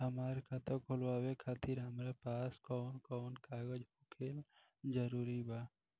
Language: Bhojpuri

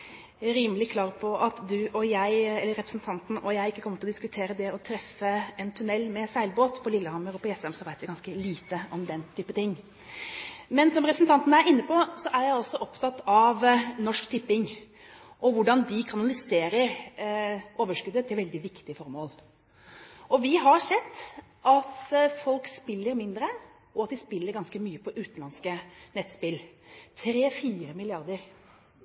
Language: Norwegian Bokmål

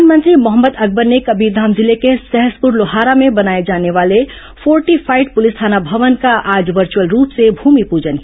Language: Hindi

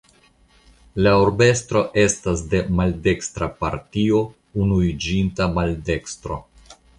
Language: Esperanto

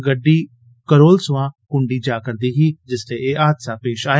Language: Dogri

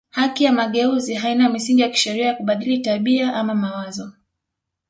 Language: Swahili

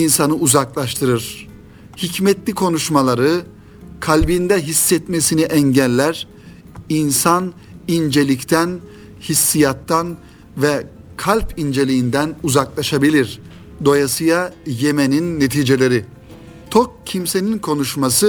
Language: Turkish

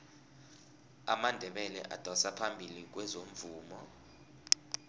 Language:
South Ndebele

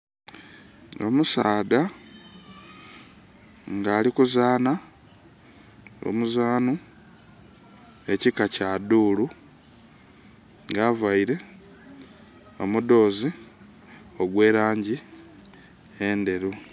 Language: Soga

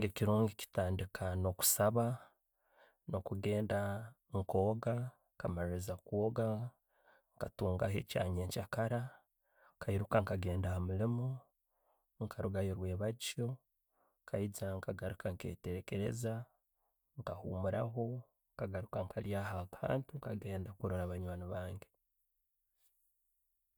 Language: Tooro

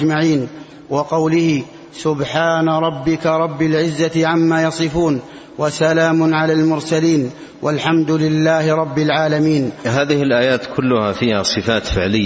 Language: Arabic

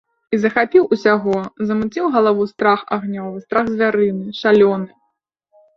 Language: Belarusian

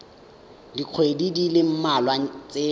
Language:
Tswana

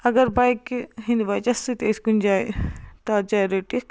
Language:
Kashmiri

